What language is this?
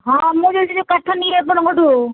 Odia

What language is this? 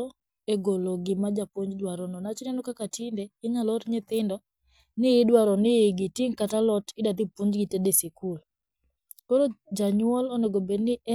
Luo (Kenya and Tanzania)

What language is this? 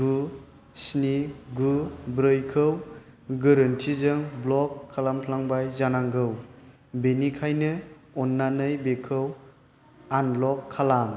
Bodo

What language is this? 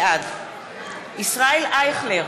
Hebrew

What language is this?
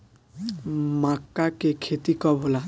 Bhojpuri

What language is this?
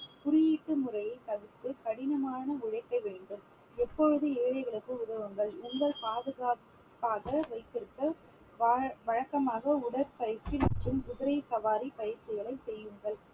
Tamil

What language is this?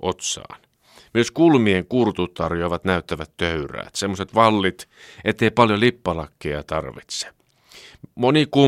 Finnish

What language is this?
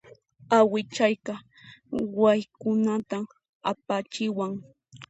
Puno Quechua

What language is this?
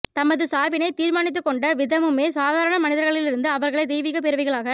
Tamil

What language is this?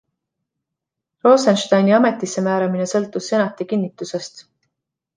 Estonian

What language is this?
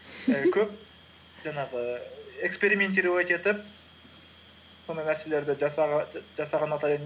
Kazakh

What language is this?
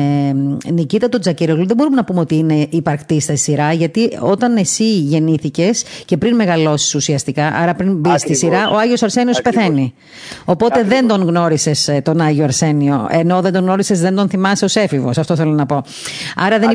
Greek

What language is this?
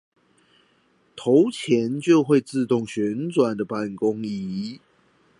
Chinese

